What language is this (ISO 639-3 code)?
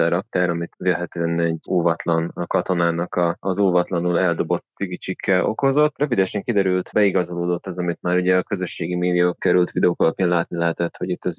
hun